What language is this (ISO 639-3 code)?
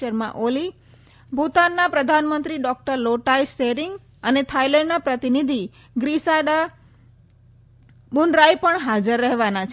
guj